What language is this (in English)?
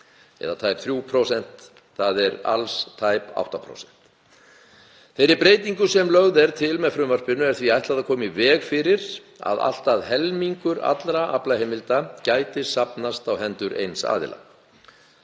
Icelandic